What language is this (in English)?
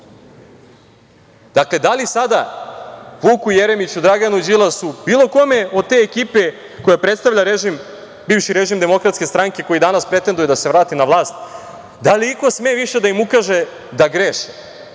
Serbian